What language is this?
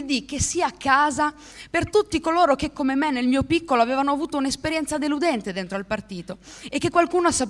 Italian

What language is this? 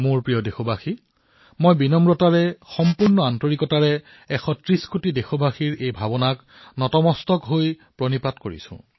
Assamese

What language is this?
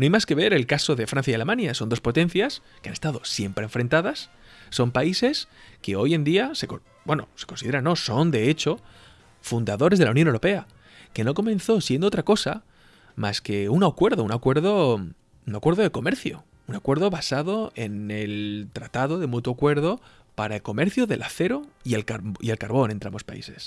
Spanish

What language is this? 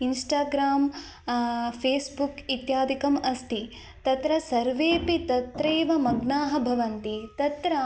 Sanskrit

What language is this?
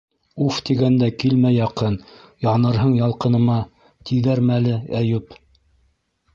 Bashkir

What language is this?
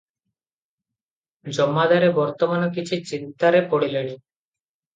Odia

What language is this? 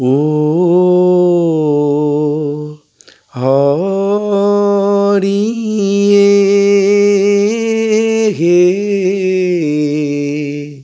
Assamese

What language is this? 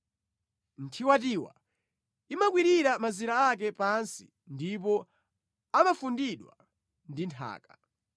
Nyanja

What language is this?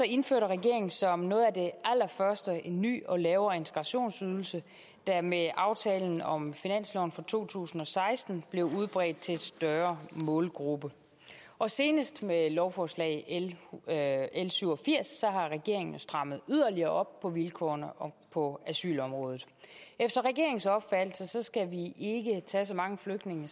Danish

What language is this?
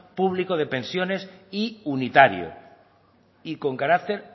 Spanish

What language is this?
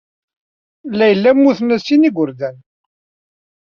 Kabyle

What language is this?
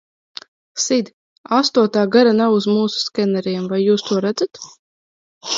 Latvian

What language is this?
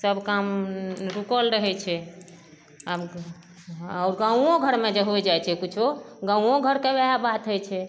Maithili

